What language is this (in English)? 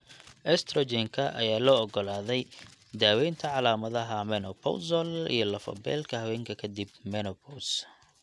Somali